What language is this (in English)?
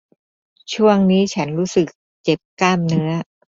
Thai